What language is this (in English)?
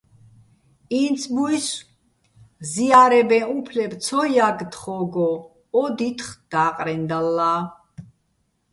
Bats